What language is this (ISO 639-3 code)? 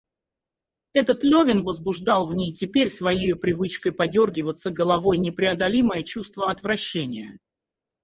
rus